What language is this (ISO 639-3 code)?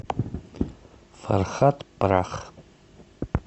rus